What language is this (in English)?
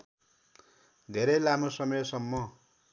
Nepali